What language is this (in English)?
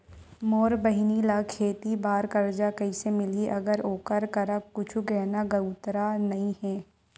Chhattisgarhi